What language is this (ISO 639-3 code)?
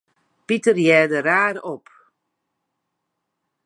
fry